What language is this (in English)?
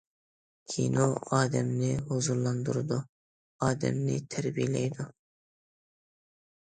Uyghur